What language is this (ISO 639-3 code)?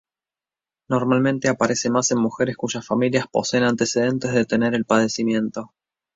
spa